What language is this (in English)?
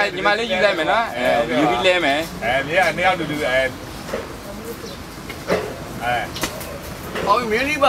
Italian